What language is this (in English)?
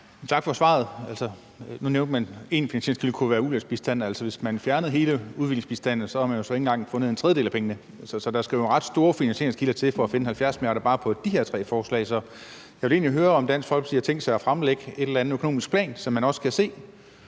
Danish